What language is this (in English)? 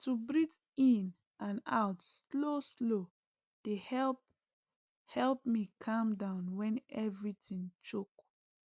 Nigerian Pidgin